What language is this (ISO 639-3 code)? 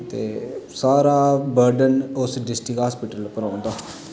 doi